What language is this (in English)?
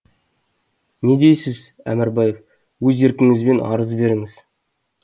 Kazakh